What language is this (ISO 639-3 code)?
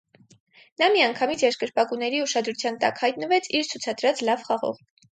hye